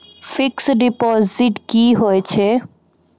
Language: Maithili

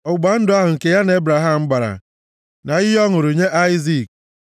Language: Igbo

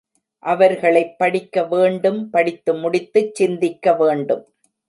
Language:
Tamil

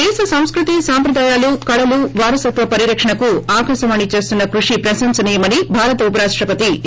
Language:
Telugu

